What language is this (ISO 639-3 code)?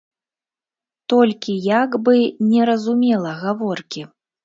bel